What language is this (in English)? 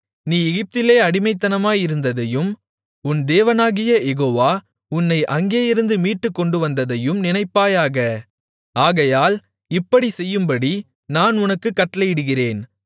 Tamil